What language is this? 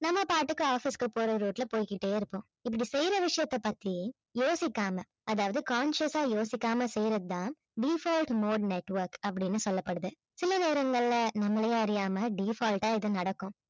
Tamil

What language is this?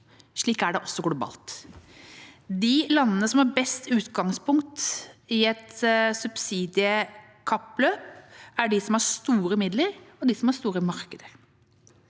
Norwegian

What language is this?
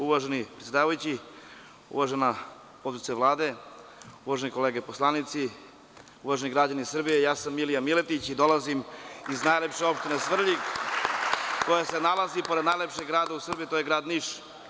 Serbian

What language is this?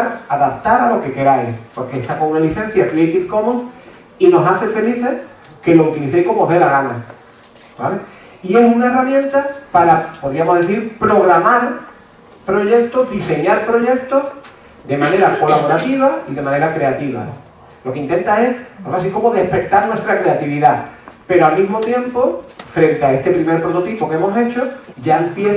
Spanish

